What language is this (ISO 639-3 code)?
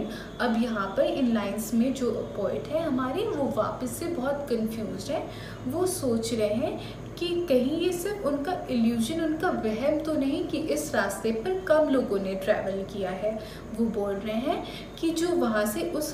hin